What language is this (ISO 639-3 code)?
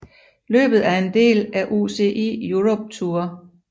dan